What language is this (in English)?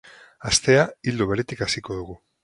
Basque